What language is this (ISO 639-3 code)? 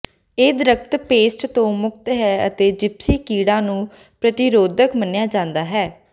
pan